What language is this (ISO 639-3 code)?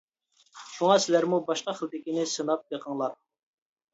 uig